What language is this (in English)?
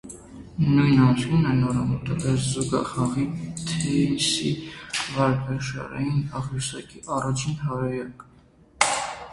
Armenian